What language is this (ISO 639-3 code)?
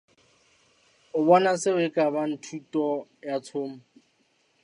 sot